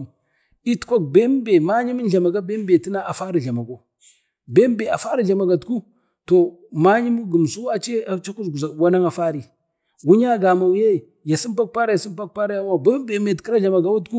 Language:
Bade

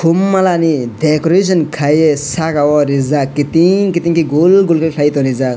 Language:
Kok Borok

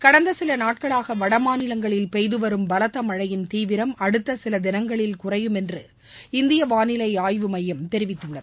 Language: Tamil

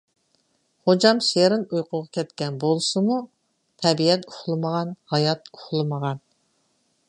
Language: Uyghur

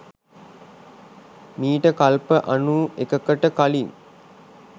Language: Sinhala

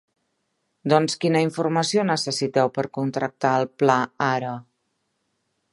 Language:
Catalan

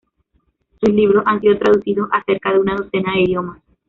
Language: Spanish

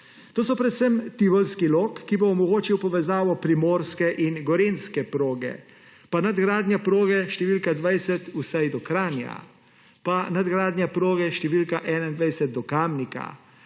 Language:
Slovenian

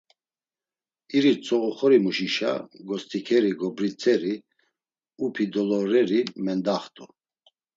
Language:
Laz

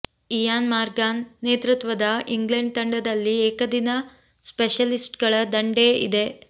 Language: Kannada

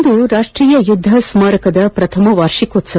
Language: Kannada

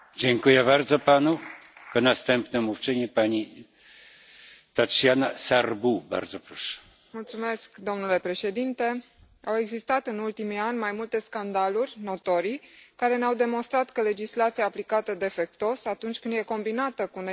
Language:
Romanian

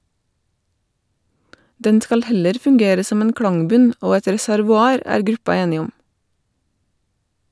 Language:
Norwegian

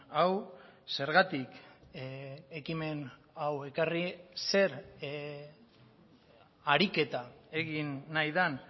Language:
Basque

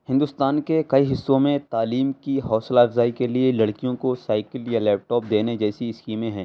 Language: Urdu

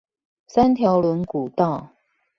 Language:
Chinese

